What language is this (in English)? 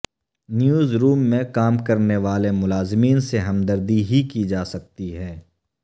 Urdu